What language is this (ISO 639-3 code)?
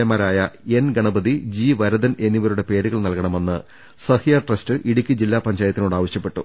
mal